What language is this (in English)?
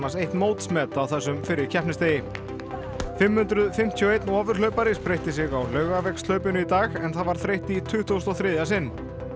Icelandic